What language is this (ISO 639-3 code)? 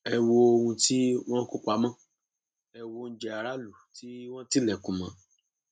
yor